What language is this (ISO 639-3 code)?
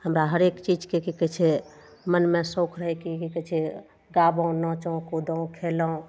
mai